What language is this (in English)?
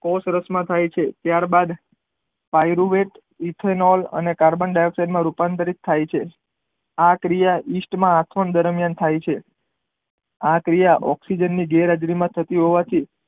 Gujarati